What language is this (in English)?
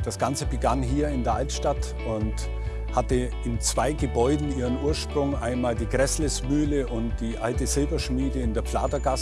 German